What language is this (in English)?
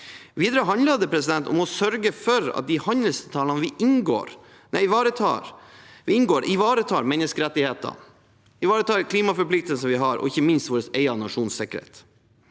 Norwegian